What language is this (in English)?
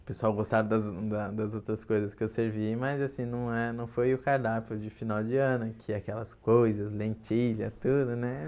Portuguese